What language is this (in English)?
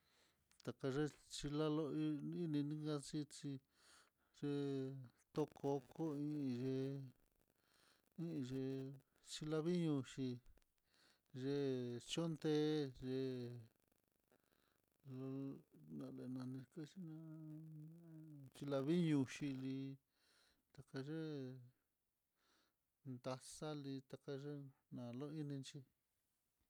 Mitlatongo Mixtec